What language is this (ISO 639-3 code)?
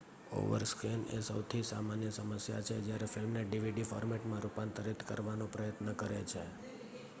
guj